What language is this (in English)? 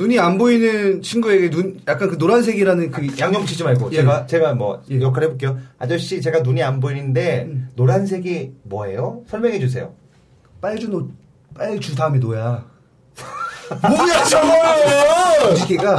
Korean